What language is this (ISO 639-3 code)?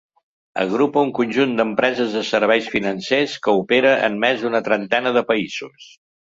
cat